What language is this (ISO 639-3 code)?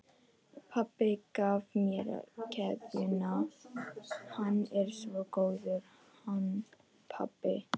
isl